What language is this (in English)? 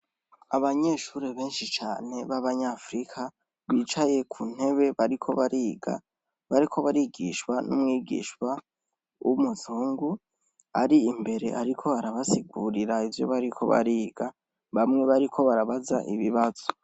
Rundi